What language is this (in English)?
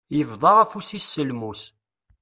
Kabyle